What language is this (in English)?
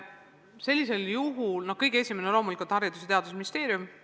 Estonian